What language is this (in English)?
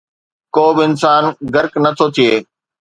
Sindhi